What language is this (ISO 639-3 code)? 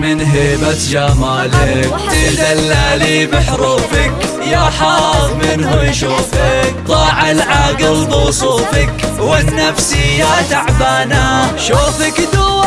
ara